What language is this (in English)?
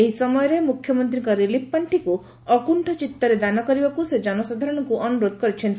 Odia